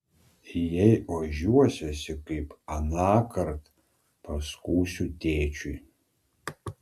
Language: Lithuanian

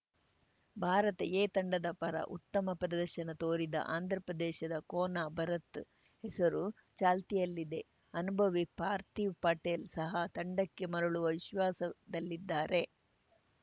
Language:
Kannada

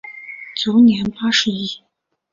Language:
Chinese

